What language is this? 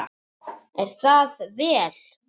Icelandic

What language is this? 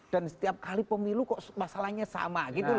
Indonesian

